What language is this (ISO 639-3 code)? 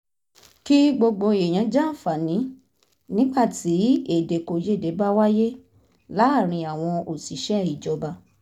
yor